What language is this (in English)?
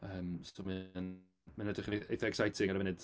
Welsh